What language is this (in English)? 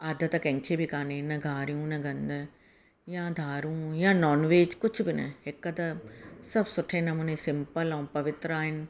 Sindhi